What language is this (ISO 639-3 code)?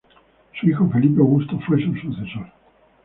spa